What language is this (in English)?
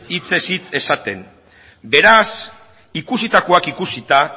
Basque